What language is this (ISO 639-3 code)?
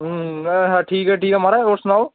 doi